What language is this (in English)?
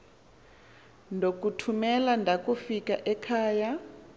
Xhosa